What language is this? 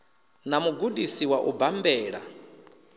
Venda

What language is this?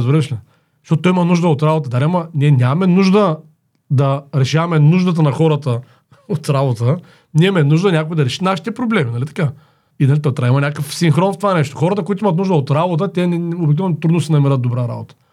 Bulgarian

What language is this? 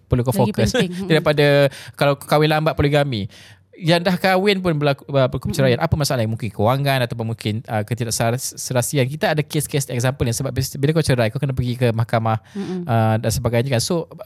Malay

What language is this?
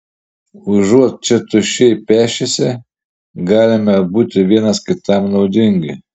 Lithuanian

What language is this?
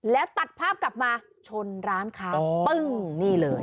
Thai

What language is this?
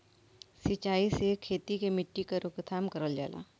Bhojpuri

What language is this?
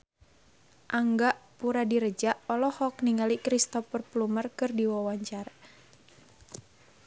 Sundanese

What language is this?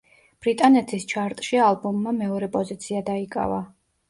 Georgian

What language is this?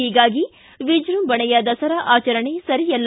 Kannada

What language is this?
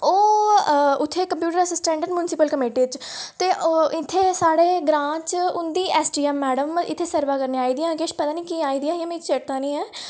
Dogri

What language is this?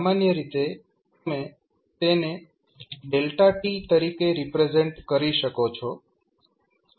Gujarati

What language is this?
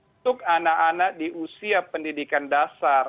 Indonesian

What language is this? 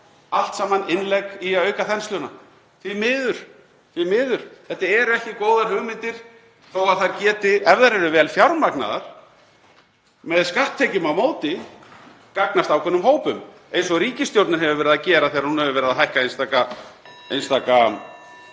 Icelandic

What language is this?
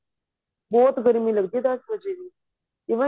Punjabi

